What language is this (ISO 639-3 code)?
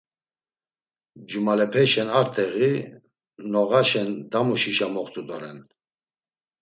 lzz